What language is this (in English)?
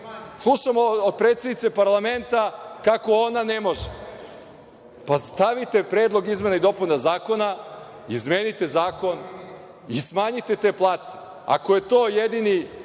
Serbian